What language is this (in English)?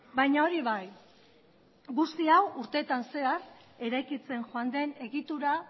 Basque